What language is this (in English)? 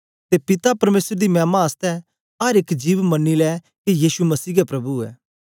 Dogri